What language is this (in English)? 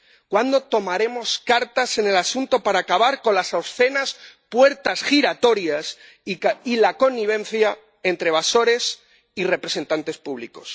Spanish